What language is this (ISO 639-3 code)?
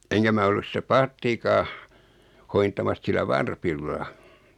fin